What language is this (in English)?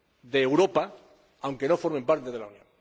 Spanish